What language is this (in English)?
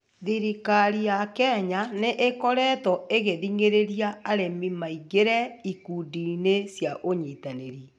Kikuyu